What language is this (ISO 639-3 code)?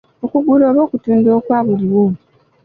lug